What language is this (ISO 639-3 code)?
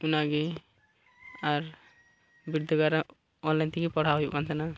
sat